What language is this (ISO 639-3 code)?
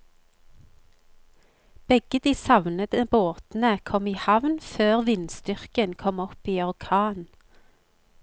nor